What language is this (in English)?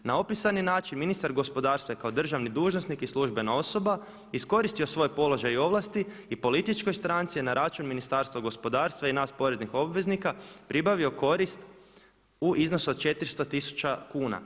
Croatian